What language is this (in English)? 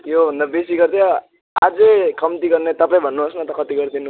Nepali